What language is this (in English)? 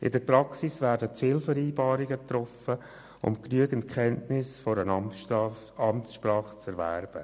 Swiss German